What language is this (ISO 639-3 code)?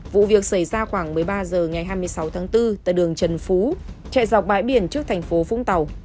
vie